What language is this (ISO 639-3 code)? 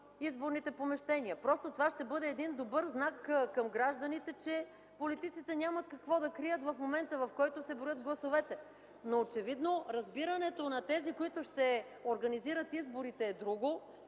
bul